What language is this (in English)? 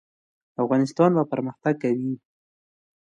Pashto